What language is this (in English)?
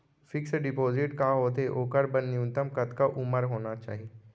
Chhattisgarhi